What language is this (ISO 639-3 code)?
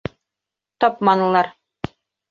bak